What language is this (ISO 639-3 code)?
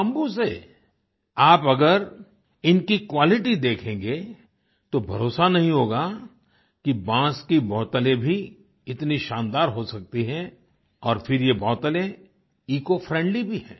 hin